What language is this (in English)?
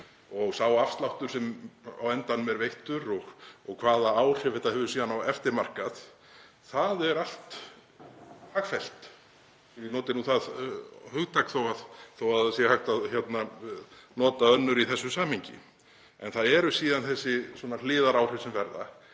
Icelandic